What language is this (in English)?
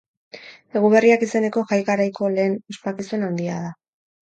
Basque